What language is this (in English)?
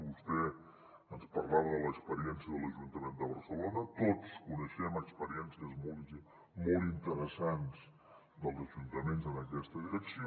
Catalan